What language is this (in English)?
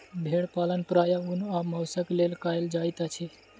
Maithili